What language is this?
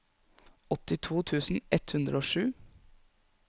Norwegian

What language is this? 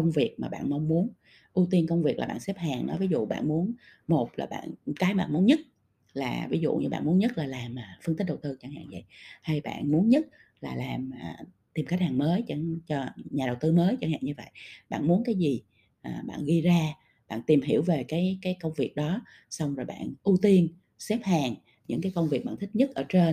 Vietnamese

